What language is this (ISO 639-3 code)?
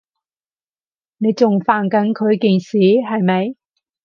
yue